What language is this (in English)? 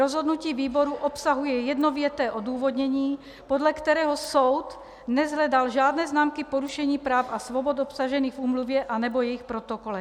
Czech